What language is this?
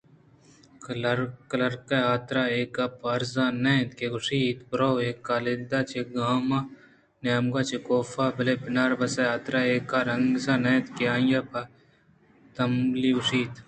Eastern Balochi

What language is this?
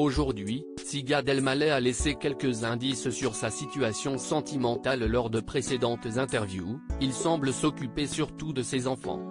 French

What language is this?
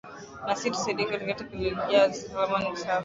Swahili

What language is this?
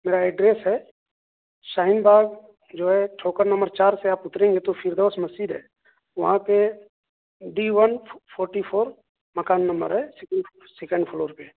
Urdu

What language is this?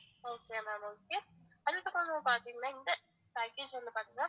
Tamil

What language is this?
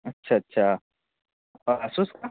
Urdu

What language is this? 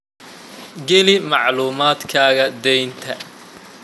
Somali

